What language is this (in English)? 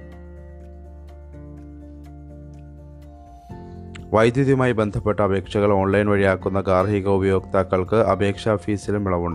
Malayalam